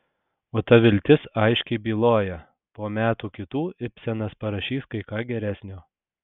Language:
Lithuanian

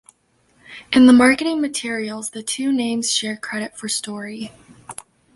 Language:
English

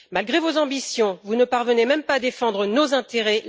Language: French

